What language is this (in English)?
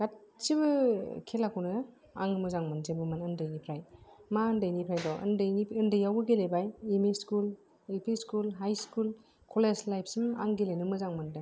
Bodo